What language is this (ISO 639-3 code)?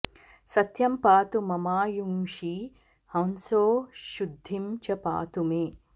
san